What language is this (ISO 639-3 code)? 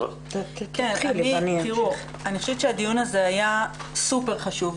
heb